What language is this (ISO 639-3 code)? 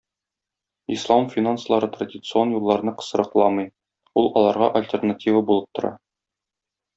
tat